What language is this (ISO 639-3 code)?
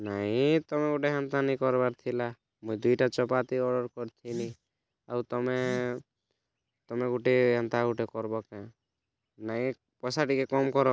ori